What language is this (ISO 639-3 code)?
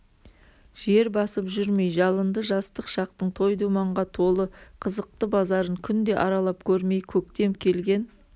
kaz